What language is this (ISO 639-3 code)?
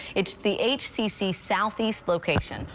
eng